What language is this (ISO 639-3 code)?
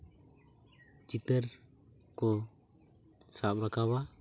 sat